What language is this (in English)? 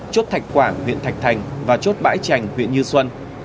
Vietnamese